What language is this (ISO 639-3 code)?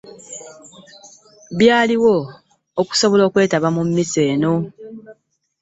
lug